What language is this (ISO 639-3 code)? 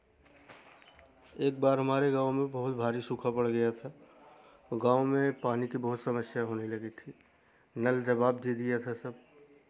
hin